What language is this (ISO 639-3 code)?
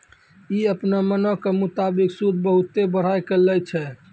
mai